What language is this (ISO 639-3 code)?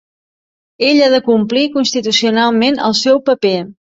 cat